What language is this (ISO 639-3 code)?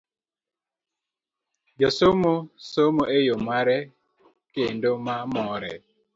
luo